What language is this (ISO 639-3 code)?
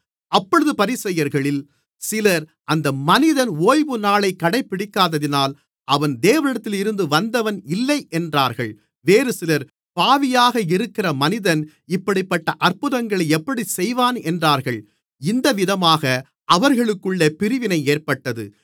tam